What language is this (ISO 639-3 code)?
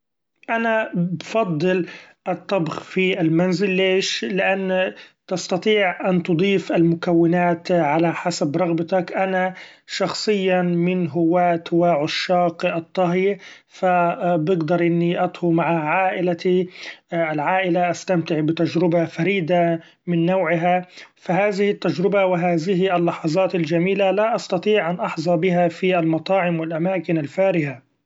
afb